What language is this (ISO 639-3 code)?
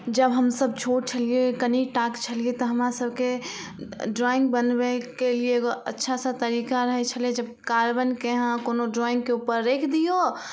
mai